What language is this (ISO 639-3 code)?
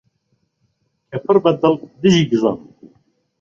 ckb